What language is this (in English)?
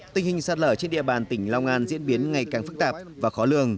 Vietnamese